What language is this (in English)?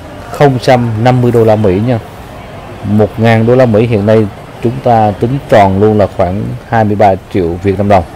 Vietnamese